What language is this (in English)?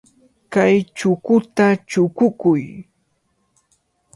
Cajatambo North Lima Quechua